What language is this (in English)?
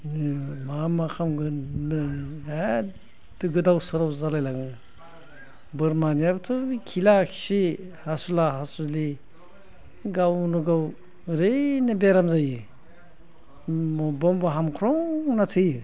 Bodo